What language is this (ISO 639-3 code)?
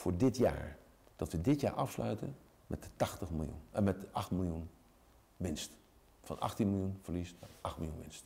nld